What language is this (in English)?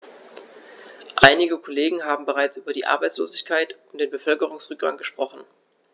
German